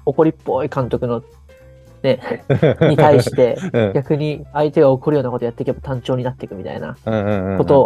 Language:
Japanese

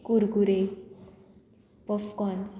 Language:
Konkani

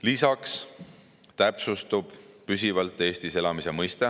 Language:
Estonian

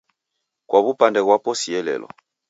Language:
Taita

